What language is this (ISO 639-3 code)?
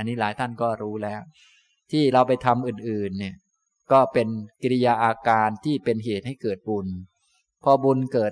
tha